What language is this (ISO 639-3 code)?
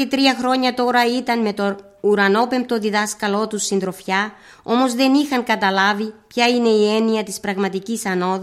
ell